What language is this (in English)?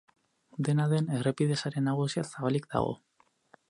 Basque